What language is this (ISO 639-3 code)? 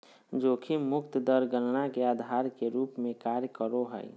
mag